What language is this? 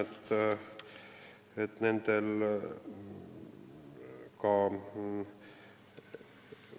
Estonian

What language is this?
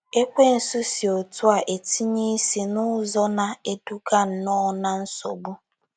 Igbo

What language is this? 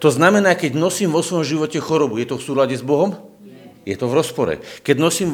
Slovak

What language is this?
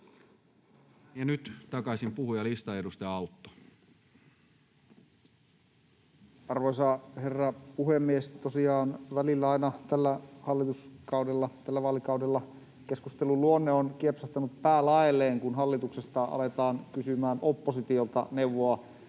Finnish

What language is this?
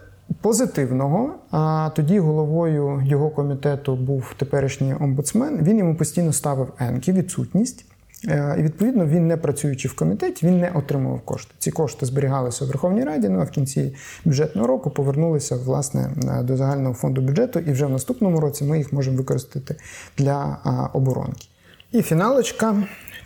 Ukrainian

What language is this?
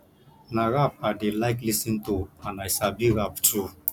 Nigerian Pidgin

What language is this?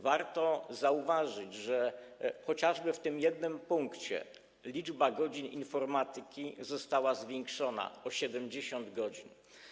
Polish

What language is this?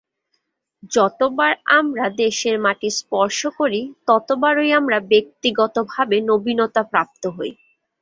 Bangla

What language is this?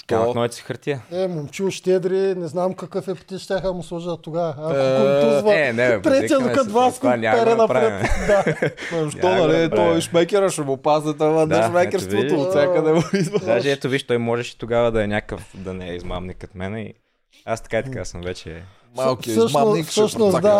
Bulgarian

